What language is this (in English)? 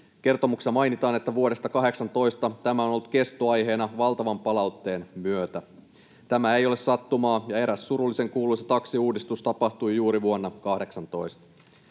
Finnish